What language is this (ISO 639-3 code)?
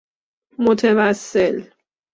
fas